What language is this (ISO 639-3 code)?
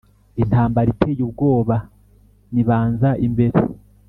kin